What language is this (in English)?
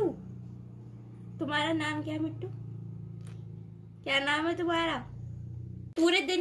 Hindi